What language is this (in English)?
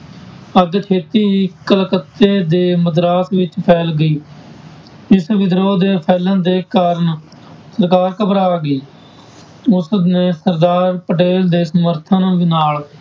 Punjabi